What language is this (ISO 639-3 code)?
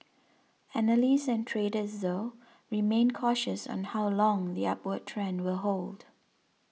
eng